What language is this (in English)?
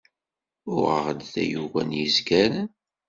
Kabyle